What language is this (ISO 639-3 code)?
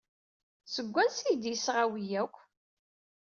kab